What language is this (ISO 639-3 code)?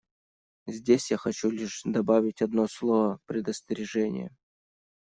rus